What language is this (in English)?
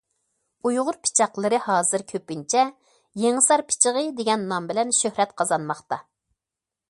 Uyghur